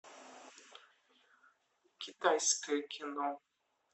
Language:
Russian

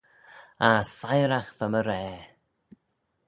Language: Manx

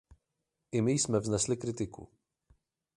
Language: Czech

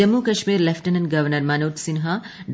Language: Malayalam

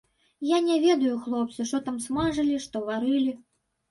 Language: Belarusian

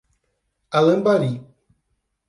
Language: Portuguese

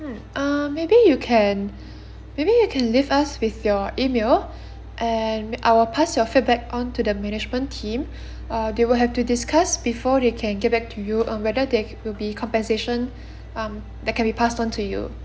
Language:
English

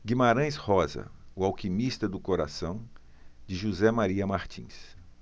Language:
Portuguese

